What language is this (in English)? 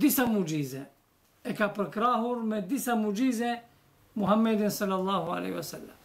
Bulgarian